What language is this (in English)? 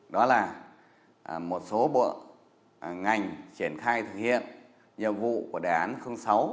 Vietnamese